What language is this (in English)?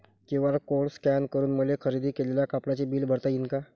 Marathi